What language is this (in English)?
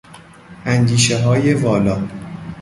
Persian